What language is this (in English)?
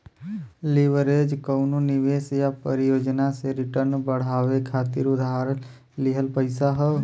Bhojpuri